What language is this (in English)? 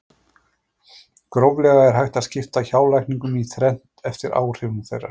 Icelandic